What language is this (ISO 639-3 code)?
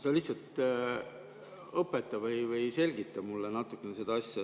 est